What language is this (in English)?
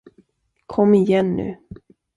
Swedish